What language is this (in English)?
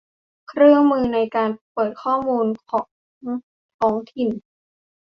Thai